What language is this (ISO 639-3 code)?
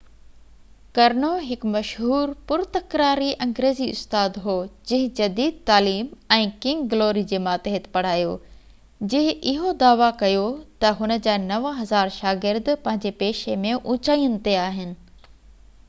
snd